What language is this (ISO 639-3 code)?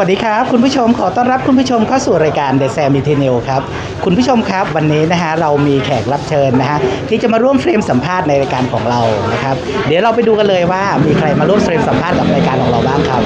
tha